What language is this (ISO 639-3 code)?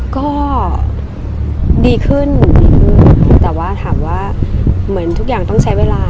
tha